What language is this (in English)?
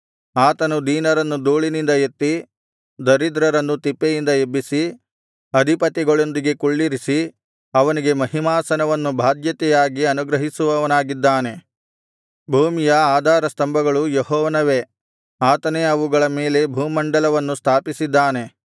Kannada